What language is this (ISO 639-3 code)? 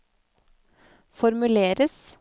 nor